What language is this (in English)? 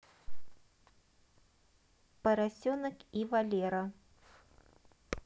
Russian